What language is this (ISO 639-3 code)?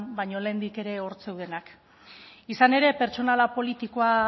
eus